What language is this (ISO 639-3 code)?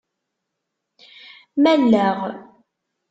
kab